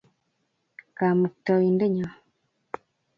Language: Kalenjin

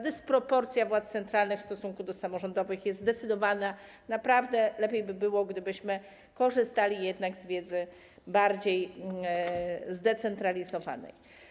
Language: Polish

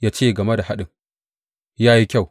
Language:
Hausa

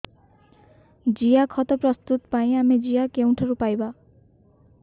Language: Odia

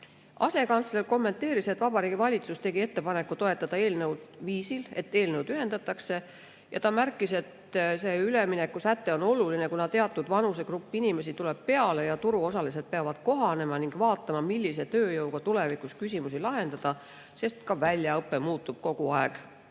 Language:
Estonian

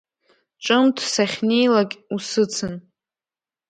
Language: Abkhazian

